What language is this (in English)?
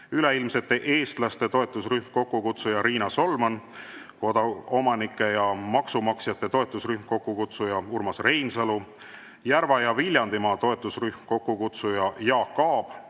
Estonian